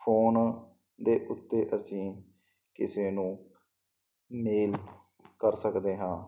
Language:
Punjabi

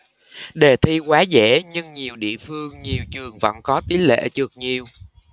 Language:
Vietnamese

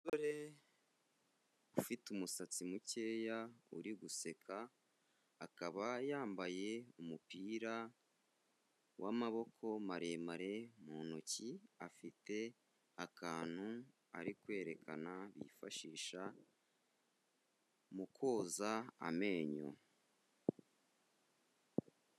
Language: Kinyarwanda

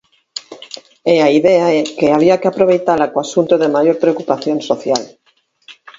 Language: Galician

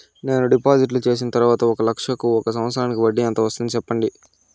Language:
Telugu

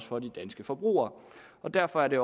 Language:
Danish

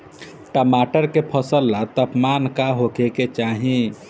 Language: Bhojpuri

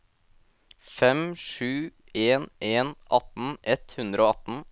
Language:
Norwegian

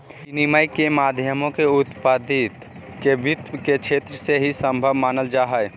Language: Magahi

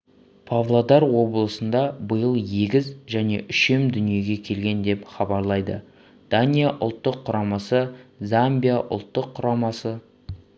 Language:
Kazakh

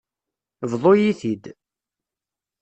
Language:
Kabyle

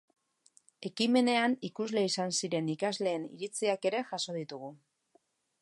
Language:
Basque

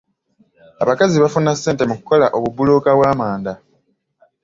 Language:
Ganda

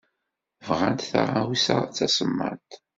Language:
Kabyle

